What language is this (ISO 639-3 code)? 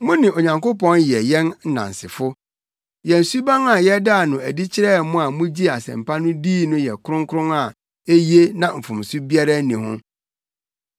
aka